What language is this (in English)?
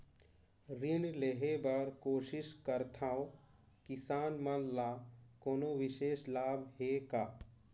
Chhattisgarhi